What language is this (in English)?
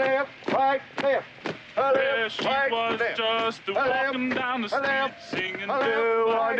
Italian